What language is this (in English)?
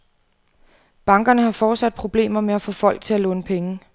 Danish